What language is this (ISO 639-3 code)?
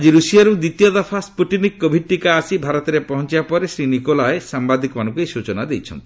ori